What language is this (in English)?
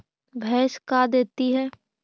Magahi